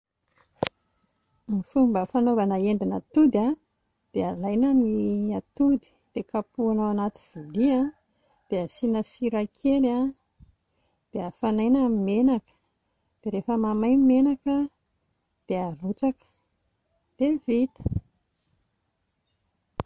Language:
Malagasy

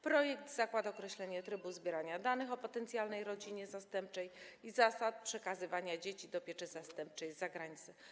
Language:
Polish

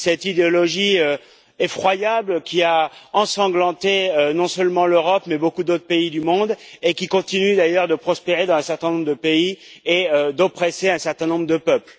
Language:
French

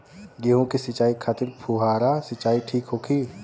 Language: Bhojpuri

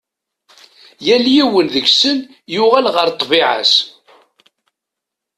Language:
Kabyle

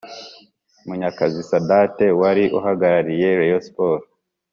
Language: Kinyarwanda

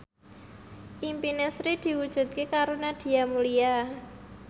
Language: Javanese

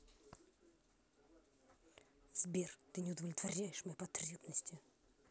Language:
Russian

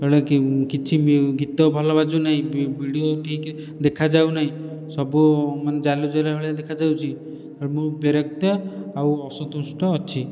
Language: Odia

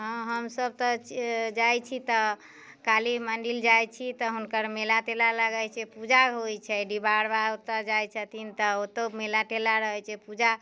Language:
Maithili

